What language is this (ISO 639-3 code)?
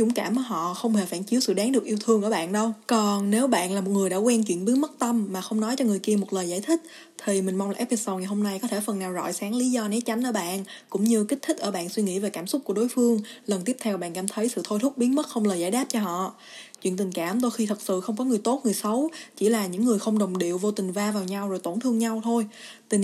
vie